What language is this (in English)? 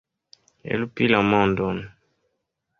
Esperanto